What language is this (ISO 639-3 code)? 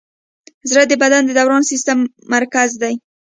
pus